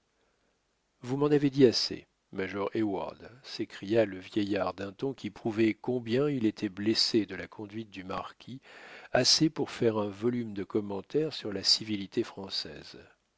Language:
French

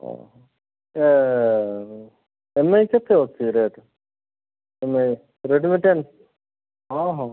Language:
Odia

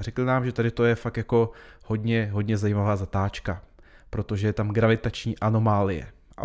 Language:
Czech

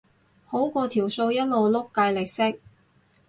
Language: Cantonese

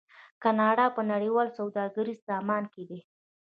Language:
Pashto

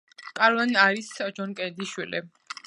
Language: Georgian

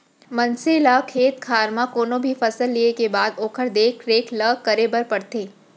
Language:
Chhattisgarhi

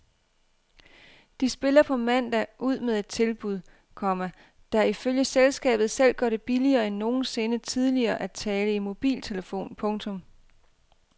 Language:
Danish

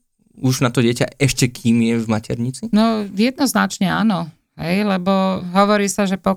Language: Slovak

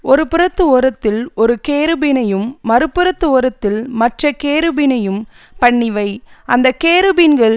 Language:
Tamil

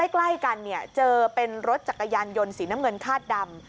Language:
Thai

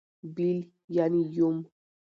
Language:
Pashto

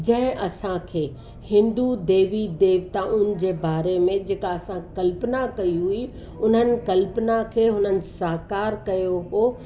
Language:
Sindhi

